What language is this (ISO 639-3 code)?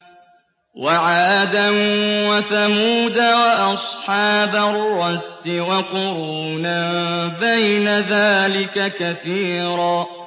ara